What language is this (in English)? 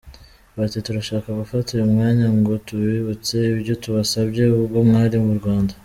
Kinyarwanda